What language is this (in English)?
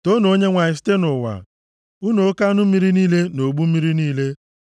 Igbo